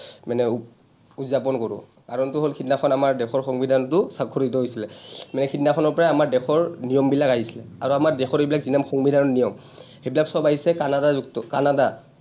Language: Assamese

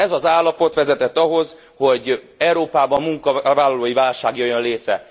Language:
Hungarian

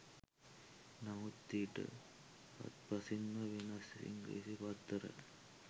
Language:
Sinhala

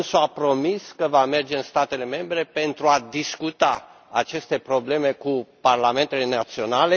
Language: Romanian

